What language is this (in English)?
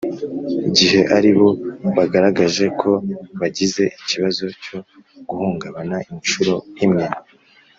Kinyarwanda